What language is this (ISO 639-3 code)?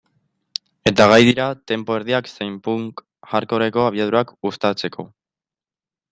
eus